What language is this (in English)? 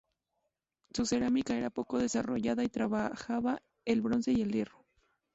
Spanish